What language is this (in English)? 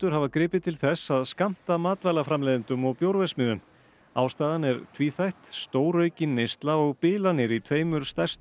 Icelandic